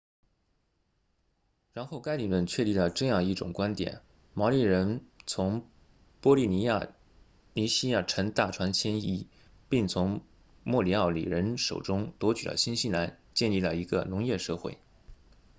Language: Chinese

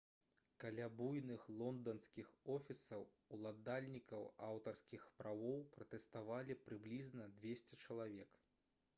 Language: Belarusian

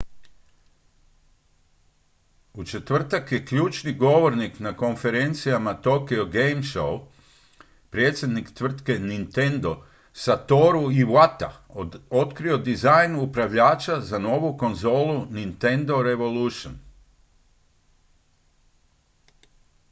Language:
Croatian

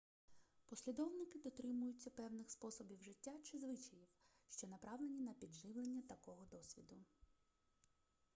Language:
Ukrainian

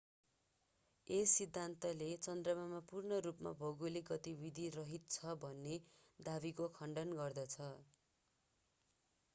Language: Nepali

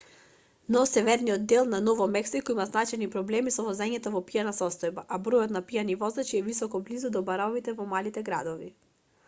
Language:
Macedonian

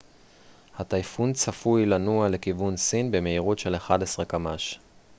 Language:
Hebrew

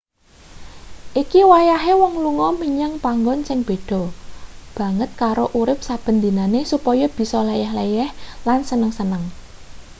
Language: Javanese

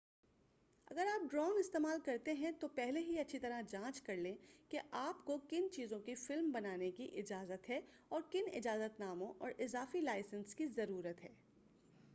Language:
Urdu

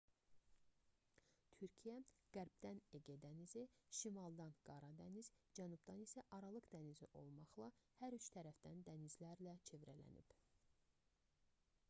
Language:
Azerbaijani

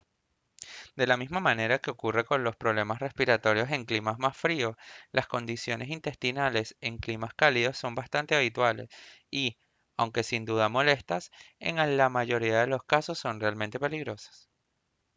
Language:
Spanish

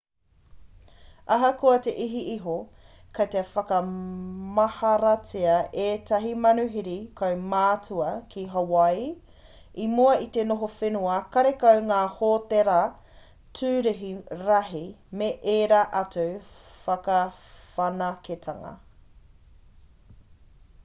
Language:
Māori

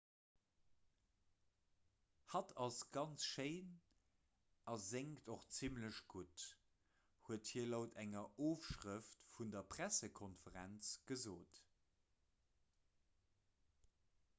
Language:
Luxembourgish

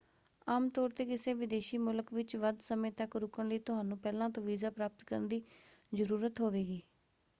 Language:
Punjabi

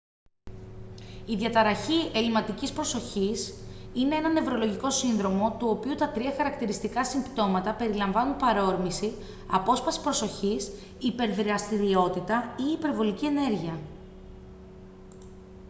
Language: Greek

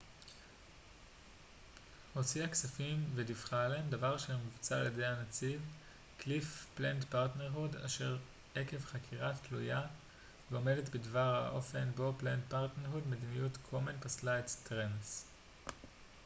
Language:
Hebrew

